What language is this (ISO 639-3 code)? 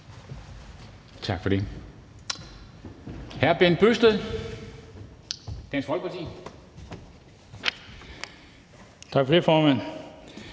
dan